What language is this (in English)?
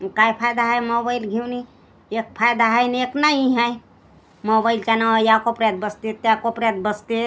Marathi